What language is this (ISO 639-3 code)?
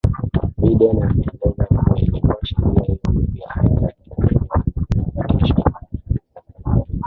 swa